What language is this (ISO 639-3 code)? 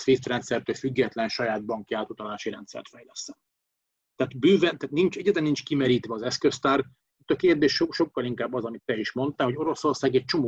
hun